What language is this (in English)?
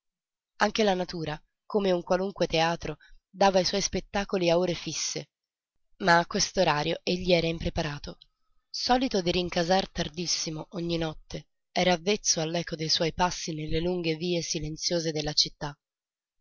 Italian